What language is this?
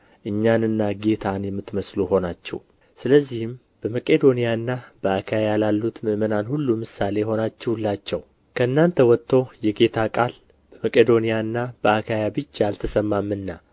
Amharic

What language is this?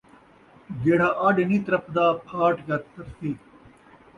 Saraiki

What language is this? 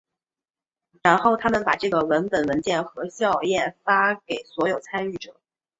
Chinese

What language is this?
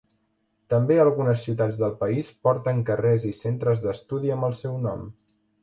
Catalan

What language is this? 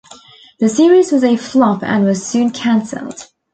English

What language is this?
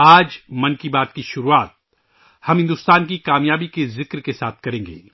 Urdu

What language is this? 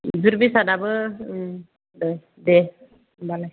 Bodo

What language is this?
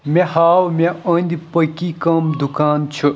Kashmiri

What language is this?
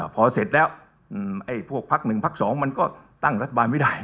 Thai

